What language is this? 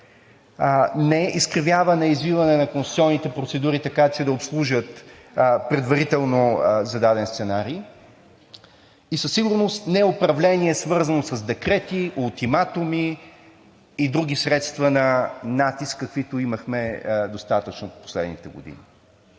Bulgarian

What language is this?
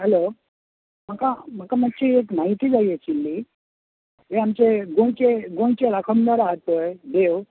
Konkani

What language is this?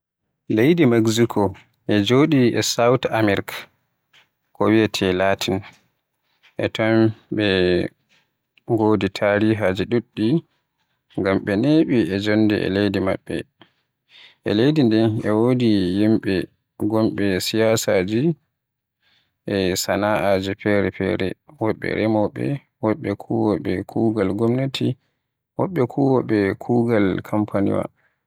Western Niger Fulfulde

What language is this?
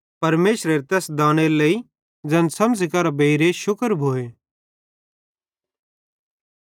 Bhadrawahi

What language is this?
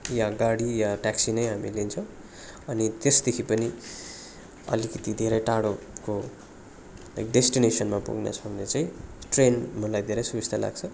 Nepali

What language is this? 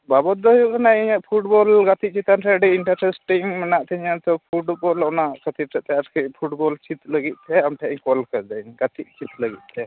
Santali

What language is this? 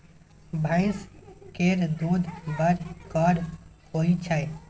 Maithili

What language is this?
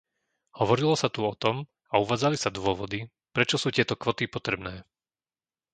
Slovak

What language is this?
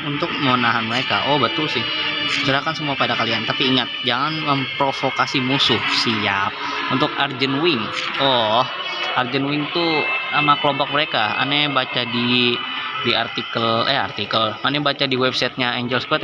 Indonesian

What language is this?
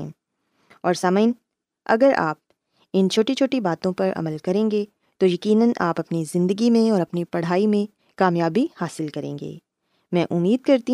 Urdu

